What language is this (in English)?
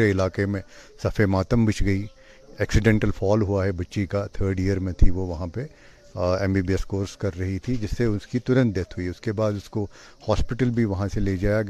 Urdu